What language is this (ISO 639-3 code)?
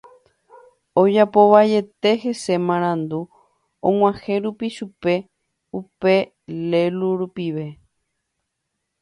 grn